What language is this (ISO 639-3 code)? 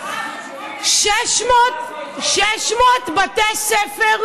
heb